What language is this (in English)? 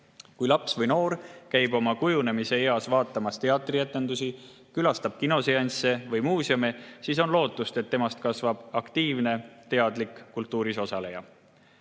Estonian